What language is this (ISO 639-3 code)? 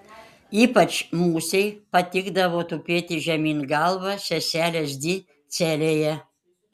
lit